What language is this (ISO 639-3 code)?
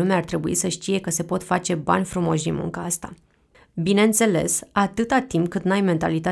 ron